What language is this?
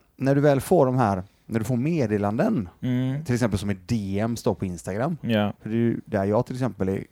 Swedish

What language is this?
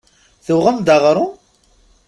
Kabyle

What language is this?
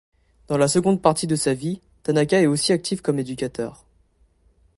French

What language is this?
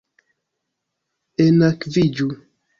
Esperanto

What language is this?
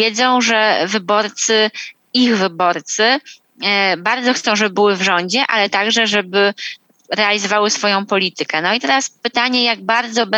Polish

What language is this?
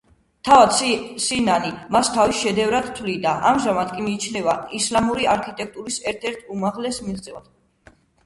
Georgian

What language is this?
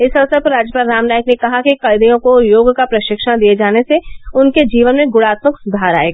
Hindi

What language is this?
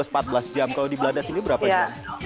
Indonesian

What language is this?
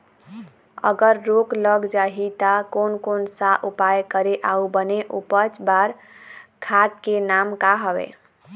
Chhattisgarhi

